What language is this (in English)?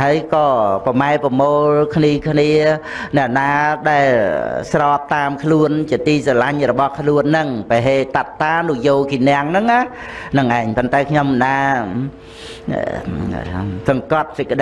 Vietnamese